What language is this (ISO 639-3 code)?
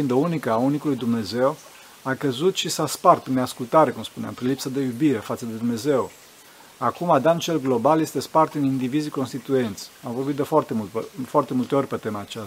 ron